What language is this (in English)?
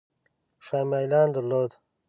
Pashto